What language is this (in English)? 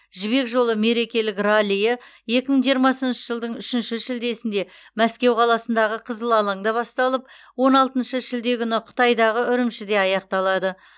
Kazakh